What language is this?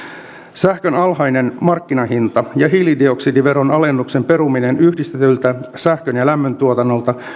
Finnish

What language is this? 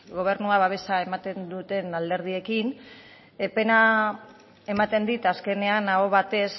Basque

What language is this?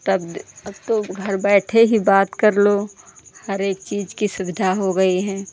Hindi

